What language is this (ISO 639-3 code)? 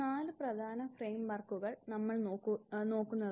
mal